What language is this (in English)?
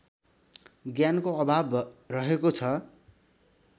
Nepali